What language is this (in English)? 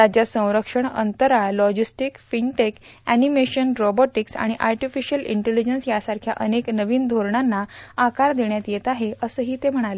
Marathi